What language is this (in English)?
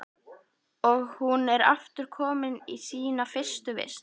Icelandic